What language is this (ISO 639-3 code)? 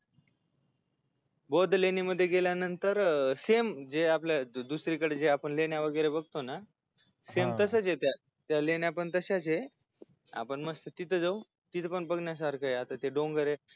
mar